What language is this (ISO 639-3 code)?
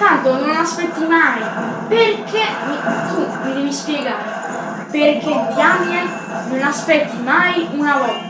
ita